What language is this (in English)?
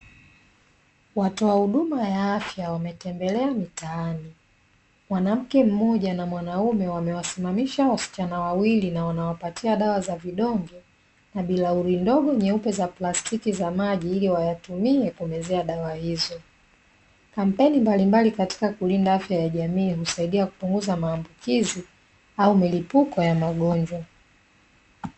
Swahili